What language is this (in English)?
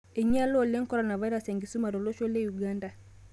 Masai